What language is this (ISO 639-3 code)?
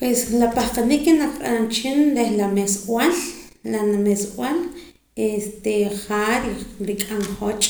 poc